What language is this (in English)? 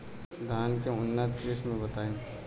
Bhojpuri